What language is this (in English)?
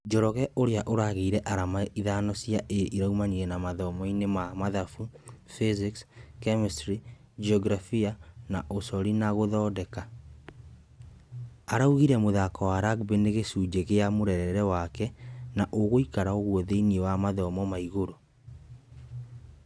Kikuyu